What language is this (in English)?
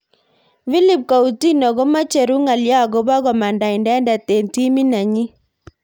Kalenjin